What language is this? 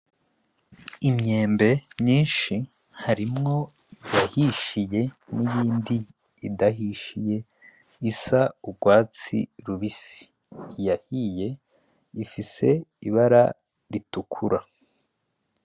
Rundi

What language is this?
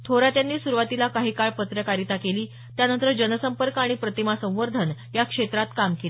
Marathi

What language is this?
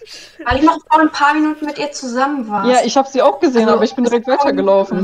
German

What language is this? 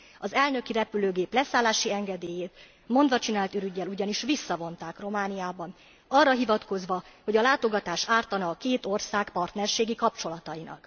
Hungarian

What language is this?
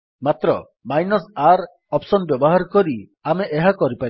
Odia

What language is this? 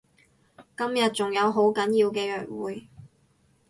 Cantonese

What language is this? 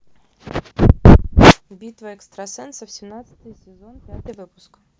Russian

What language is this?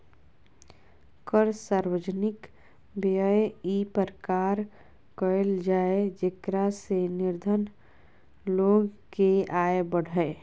Magahi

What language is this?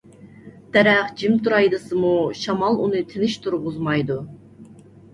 Uyghur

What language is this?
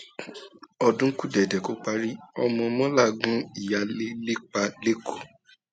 Yoruba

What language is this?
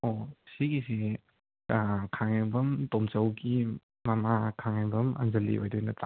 Manipuri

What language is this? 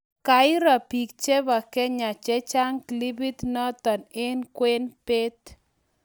Kalenjin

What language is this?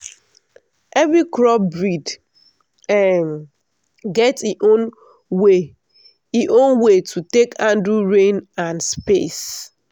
Nigerian Pidgin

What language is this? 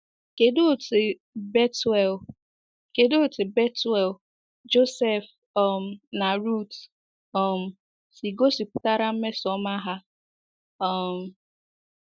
Igbo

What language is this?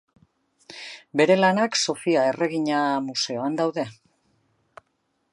Basque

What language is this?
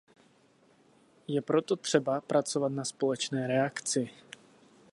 Czech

